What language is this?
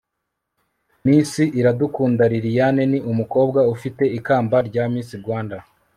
Kinyarwanda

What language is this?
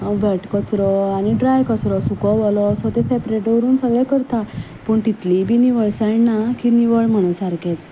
Konkani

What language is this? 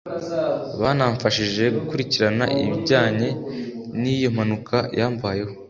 Kinyarwanda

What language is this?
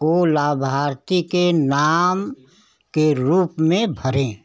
Hindi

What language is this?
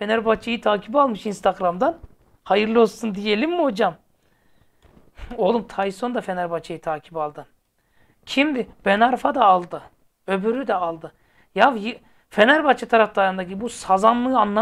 Turkish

